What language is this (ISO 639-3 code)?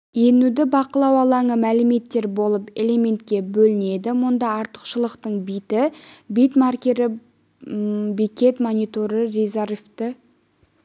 kaz